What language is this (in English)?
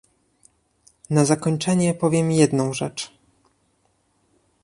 Polish